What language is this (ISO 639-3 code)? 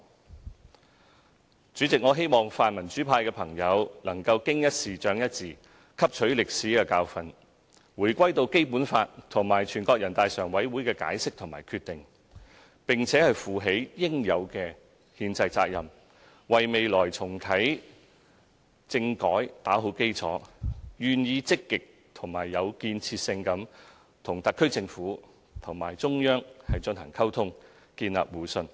yue